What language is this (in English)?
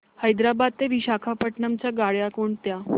Marathi